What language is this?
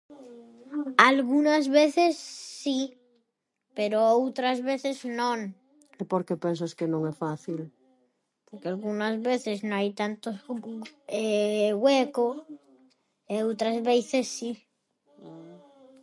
Galician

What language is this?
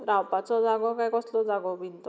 Konkani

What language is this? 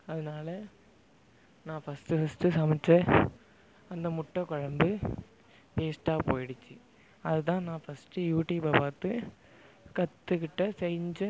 Tamil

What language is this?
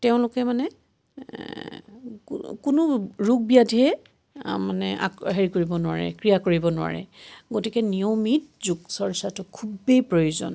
Assamese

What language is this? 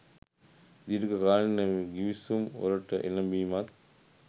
Sinhala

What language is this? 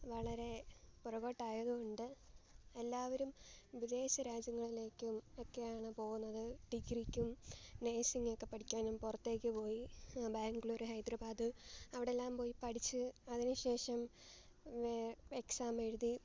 Malayalam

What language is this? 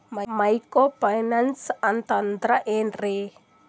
Kannada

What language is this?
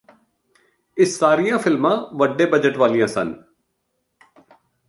Punjabi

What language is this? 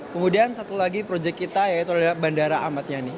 Indonesian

